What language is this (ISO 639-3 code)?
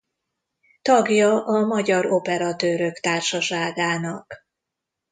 hun